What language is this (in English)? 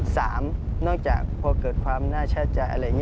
Thai